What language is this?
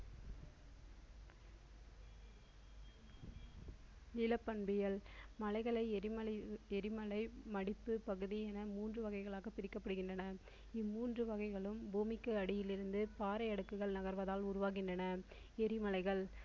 Tamil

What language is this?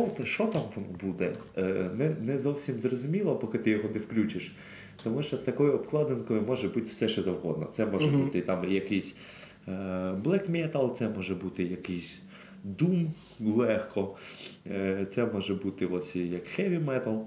Ukrainian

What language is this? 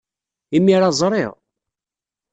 Kabyle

